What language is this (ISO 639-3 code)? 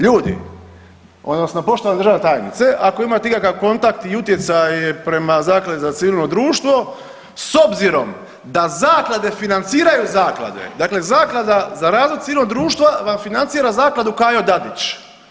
hrv